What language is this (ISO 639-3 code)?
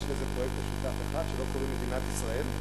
heb